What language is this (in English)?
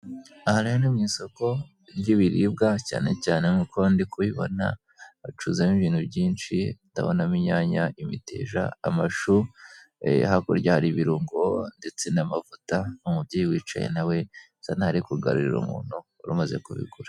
Kinyarwanda